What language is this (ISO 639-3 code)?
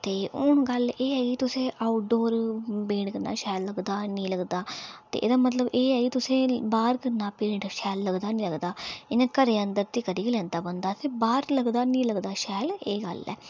doi